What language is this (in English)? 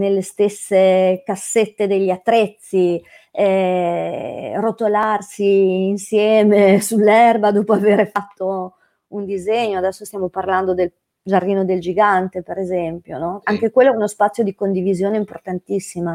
Italian